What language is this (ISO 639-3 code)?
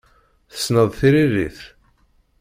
kab